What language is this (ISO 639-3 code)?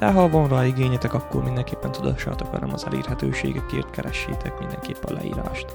hun